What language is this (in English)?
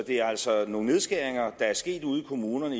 Danish